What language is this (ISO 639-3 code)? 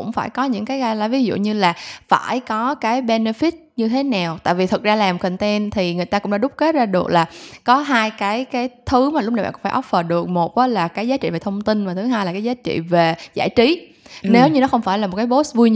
vie